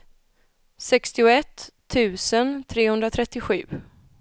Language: Swedish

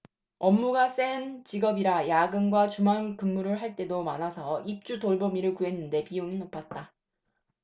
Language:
Korean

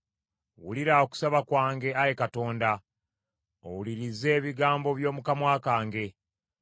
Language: Ganda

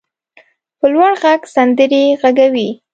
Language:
Pashto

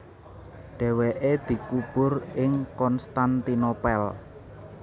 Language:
Javanese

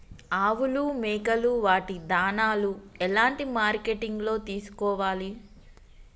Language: Telugu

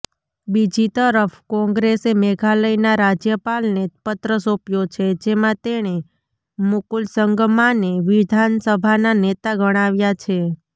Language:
Gujarati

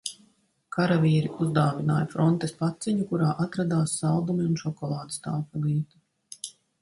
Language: Latvian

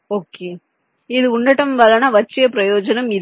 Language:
Telugu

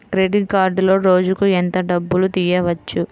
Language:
Telugu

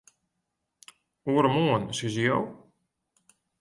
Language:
Western Frisian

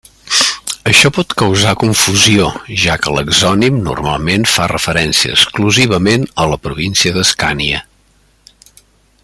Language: Catalan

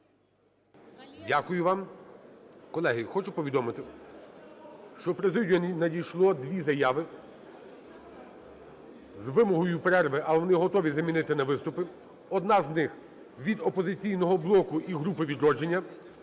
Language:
Ukrainian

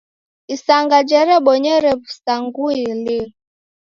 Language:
Taita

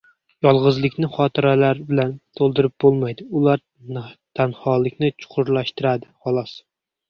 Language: Uzbek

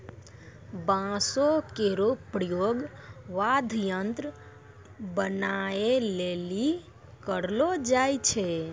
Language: Maithili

